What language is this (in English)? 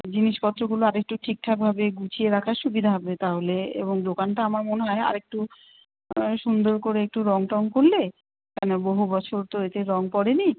Bangla